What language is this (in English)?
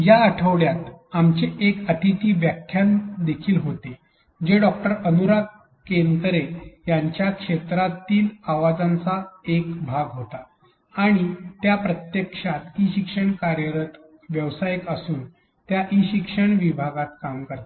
Marathi